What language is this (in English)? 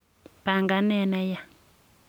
Kalenjin